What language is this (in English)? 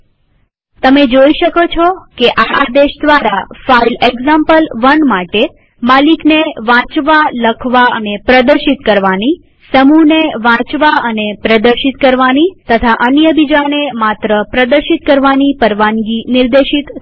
Gujarati